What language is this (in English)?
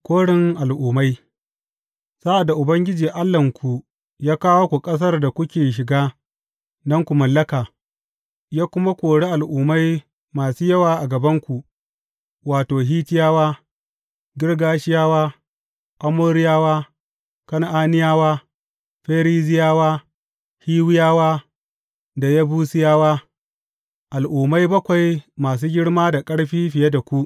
Hausa